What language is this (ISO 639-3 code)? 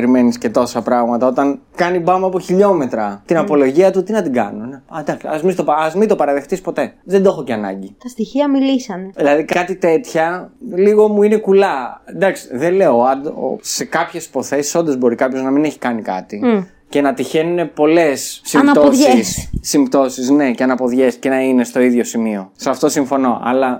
ell